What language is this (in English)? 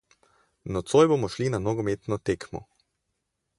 Slovenian